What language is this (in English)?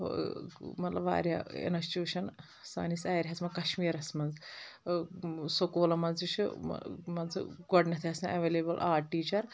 Kashmiri